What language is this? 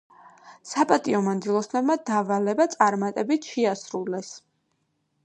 Georgian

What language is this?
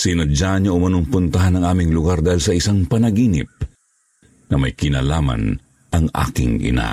Filipino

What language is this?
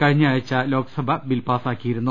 Malayalam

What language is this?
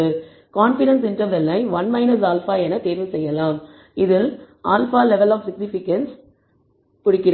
Tamil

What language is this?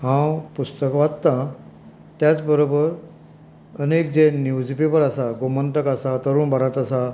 Konkani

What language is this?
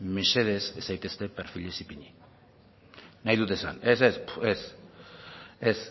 Basque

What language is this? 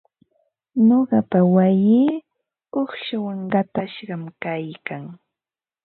Ambo-Pasco Quechua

